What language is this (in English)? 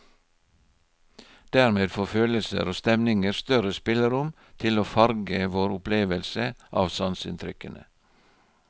Norwegian